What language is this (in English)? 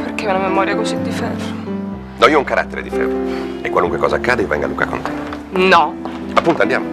Italian